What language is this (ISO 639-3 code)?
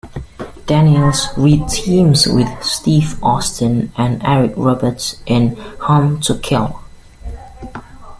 eng